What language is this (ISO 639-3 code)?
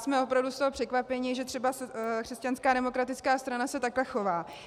ces